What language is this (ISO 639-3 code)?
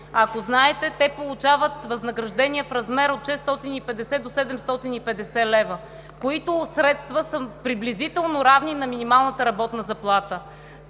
bul